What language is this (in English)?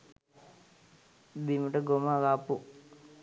Sinhala